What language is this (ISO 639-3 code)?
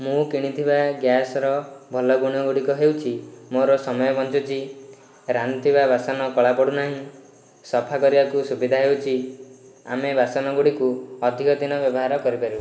ori